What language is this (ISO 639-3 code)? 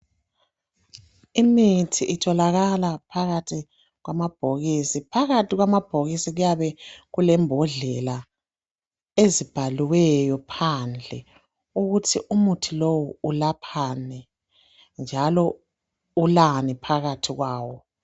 nde